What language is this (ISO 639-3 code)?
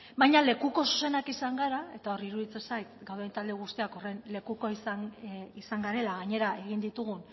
eus